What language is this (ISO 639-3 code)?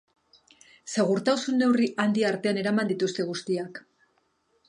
eus